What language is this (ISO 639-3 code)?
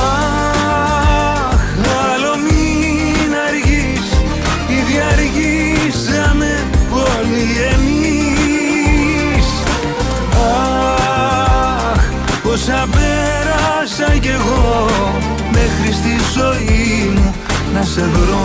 ell